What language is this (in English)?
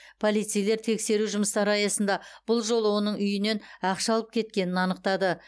Kazakh